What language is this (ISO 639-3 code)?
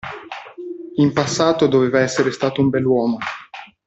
ita